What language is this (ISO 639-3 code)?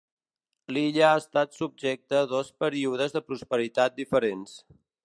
cat